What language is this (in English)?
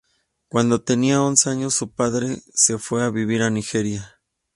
Spanish